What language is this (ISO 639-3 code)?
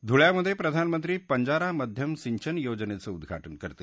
mar